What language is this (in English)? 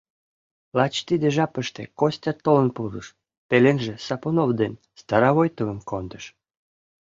Mari